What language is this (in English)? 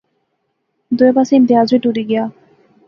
Pahari-Potwari